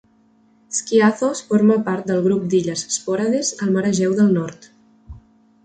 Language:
Catalan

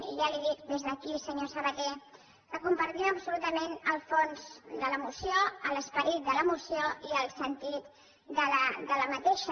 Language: Catalan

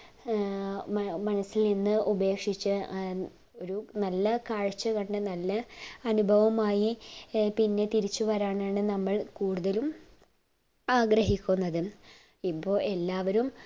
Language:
Malayalam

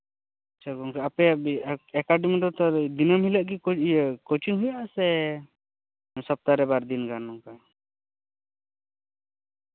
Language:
Santali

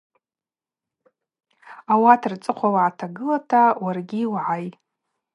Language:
Abaza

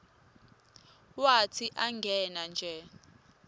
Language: Swati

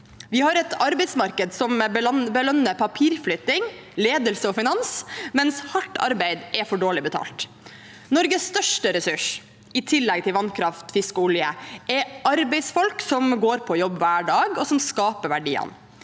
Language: Norwegian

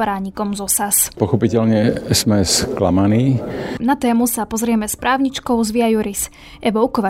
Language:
Slovak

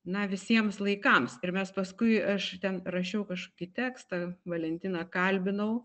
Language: Lithuanian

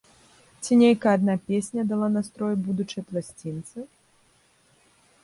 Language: Belarusian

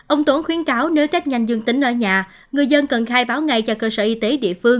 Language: Vietnamese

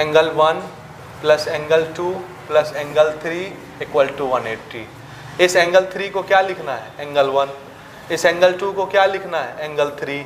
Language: Hindi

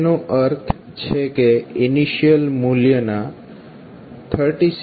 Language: Gujarati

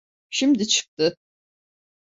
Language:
Turkish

